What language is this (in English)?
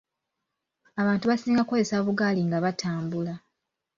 Ganda